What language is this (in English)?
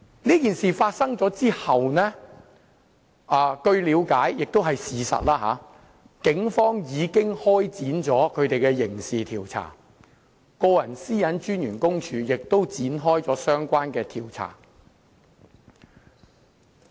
Cantonese